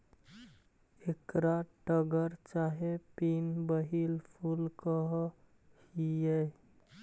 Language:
Magahi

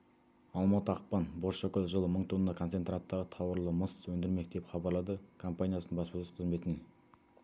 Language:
Kazakh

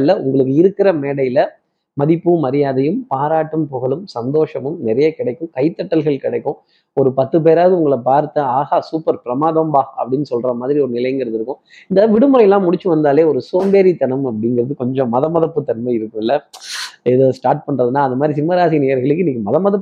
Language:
Tamil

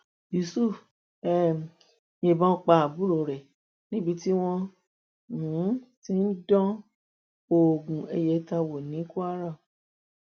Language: Yoruba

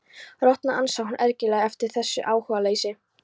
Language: Icelandic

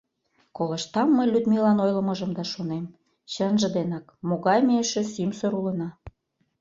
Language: Mari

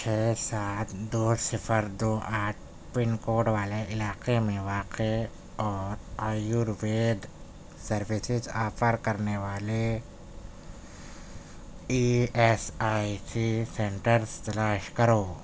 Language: Urdu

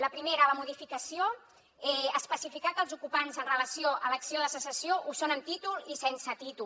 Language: Catalan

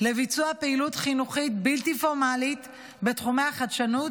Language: Hebrew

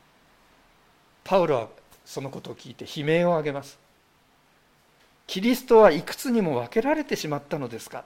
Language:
Japanese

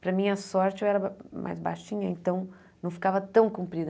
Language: Portuguese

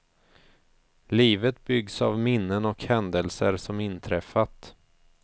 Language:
Swedish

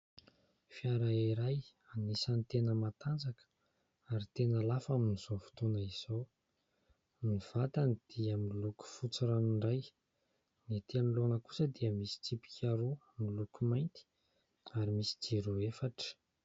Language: Malagasy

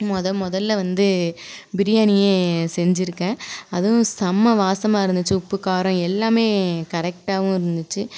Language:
Tamil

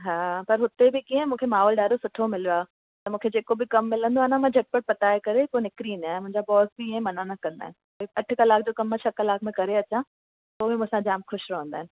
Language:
Sindhi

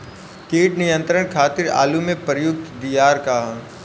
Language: Bhojpuri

